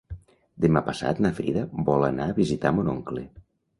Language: Catalan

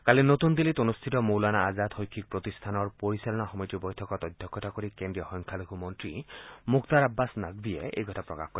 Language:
Assamese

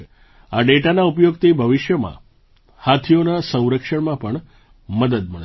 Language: Gujarati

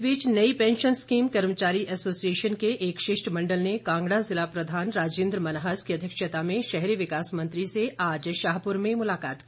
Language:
Hindi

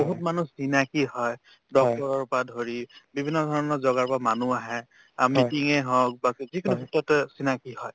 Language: Assamese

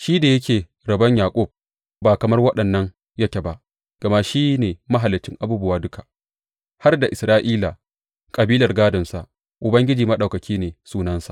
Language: Hausa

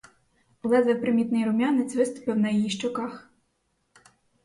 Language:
Ukrainian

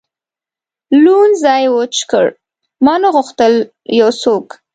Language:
Pashto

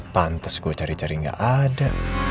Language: Indonesian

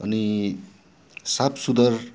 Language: Nepali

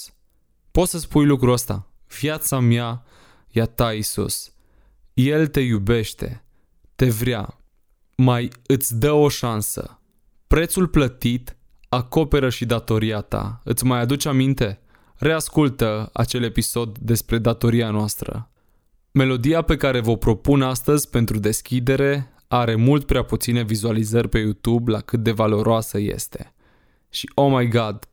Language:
Romanian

